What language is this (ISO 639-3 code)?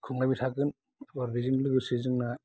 brx